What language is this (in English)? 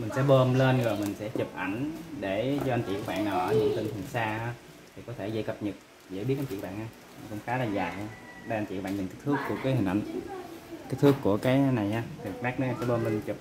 Vietnamese